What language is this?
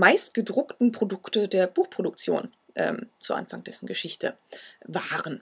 German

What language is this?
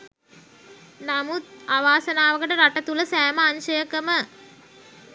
Sinhala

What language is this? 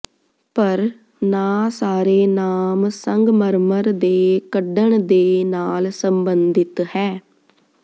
Punjabi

